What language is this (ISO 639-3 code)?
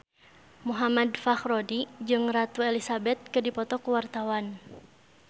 sun